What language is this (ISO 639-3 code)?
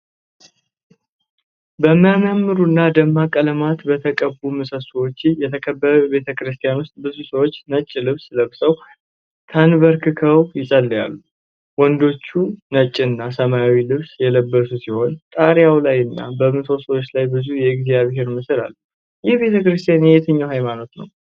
amh